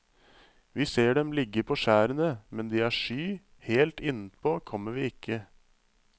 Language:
Norwegian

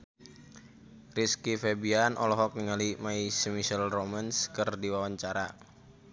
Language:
Sundanese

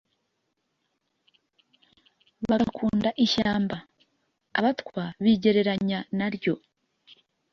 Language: Kinyarwanda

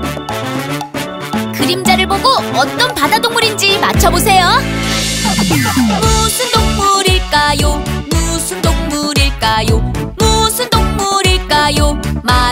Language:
Korean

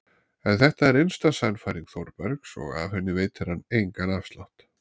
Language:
Icelandic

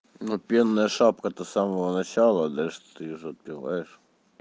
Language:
Russian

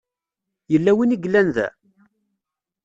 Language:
Kabyle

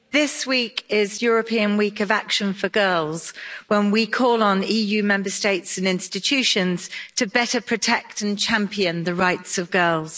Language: English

